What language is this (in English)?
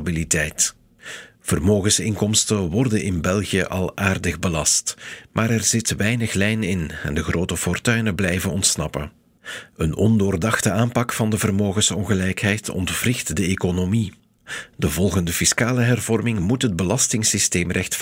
Dutch